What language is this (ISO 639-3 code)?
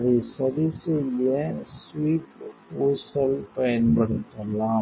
tam